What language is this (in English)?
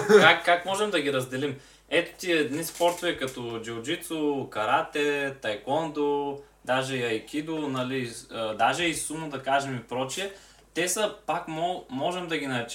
Bulgarian